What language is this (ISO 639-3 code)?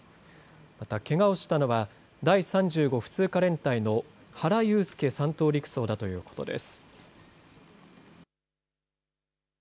jpn